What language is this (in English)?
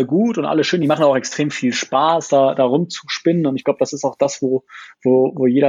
German